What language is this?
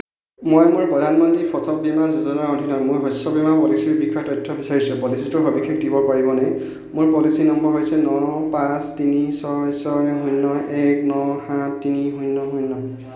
Assamese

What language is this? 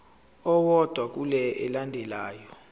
Zulu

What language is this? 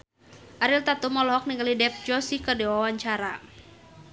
Sundanese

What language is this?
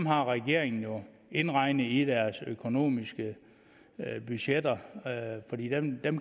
Danish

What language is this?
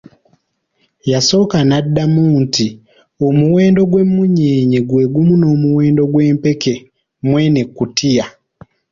Ganda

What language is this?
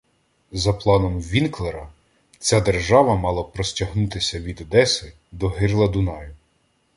Ukrainian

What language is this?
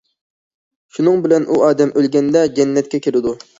Uyghur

